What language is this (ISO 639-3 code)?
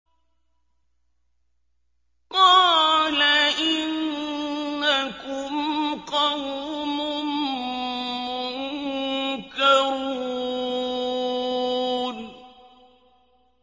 ara